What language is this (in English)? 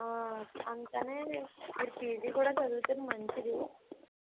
Telugu